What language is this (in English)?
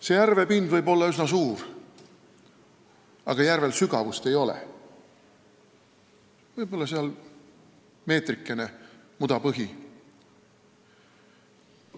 Estonian